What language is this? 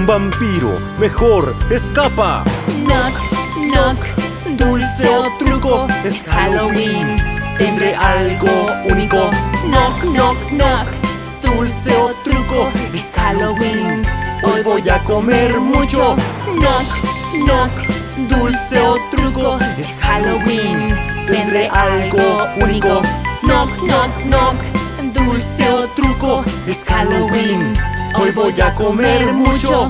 Spanish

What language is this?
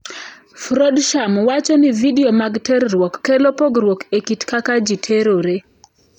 Luo (Kenya and Tanzania)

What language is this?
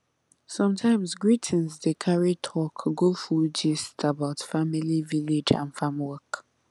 Nigerian Pidgin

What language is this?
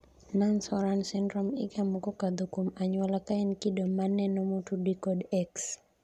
Luo (Kenya and Tanzania)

